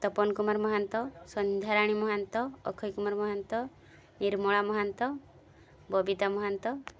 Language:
Odia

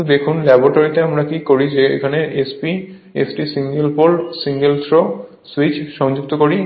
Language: Bangla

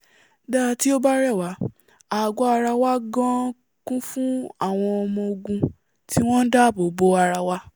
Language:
Yoruba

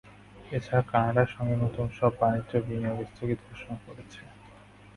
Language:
Bangla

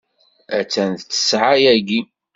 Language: Kabyle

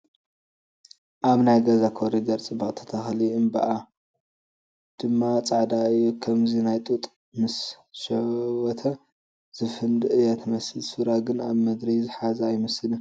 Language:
Tigrinya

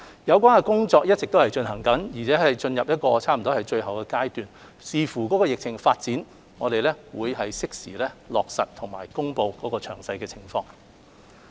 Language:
Cantonese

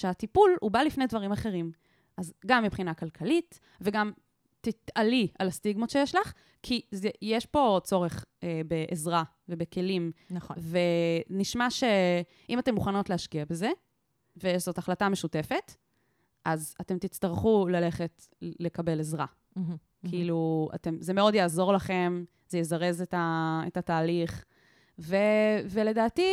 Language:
Hebrew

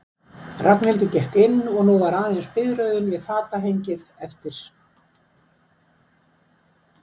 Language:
Icelandic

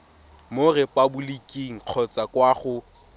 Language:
Tswana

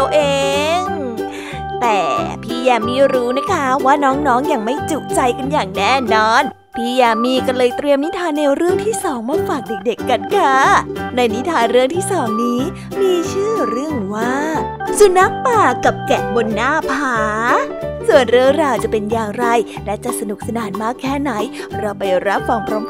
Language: Thai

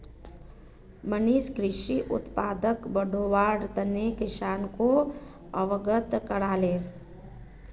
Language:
Magahi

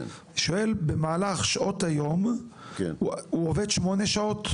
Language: Hebrew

